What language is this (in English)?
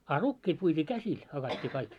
Finnish